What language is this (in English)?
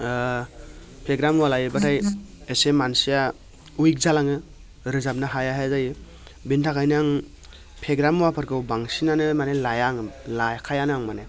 Bodo